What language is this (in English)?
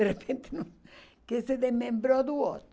Portuguese